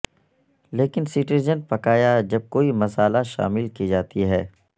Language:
Urdu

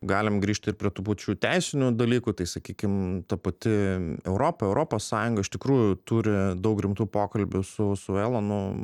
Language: Lithuanian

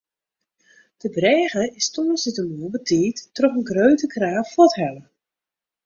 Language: Western Frisian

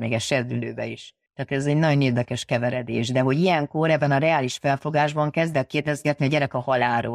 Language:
Hungarian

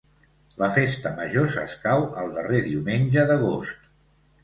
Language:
Catalan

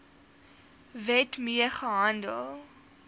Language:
Afrikaans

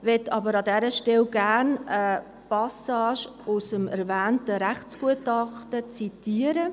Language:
Swiss German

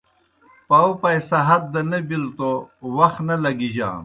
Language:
Kohistani Shina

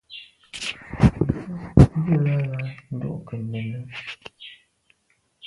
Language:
Medumba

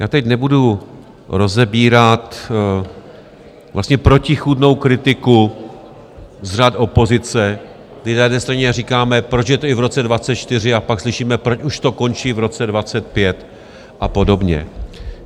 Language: Czech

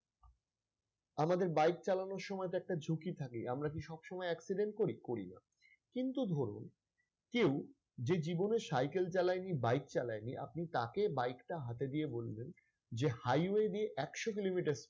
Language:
Bangla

